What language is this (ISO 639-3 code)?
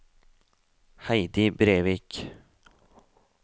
nor